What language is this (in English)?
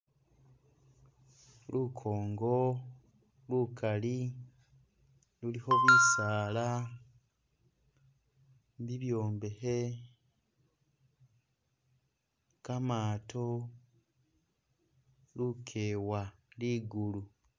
Masaaba